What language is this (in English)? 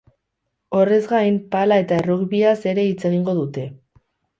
Basque